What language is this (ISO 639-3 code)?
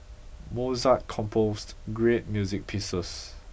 eng